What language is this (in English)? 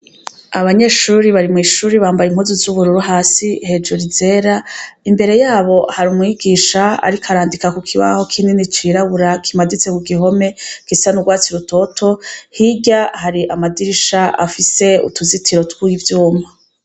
Rundi